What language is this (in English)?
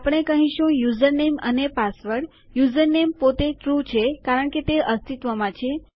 Gujarati